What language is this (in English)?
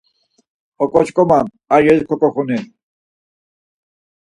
Laz